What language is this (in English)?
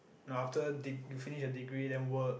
English